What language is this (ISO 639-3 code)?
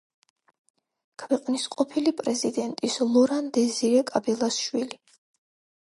kat